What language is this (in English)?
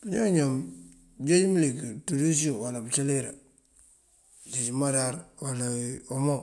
Mandjak